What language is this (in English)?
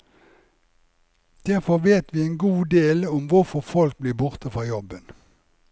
Norwegian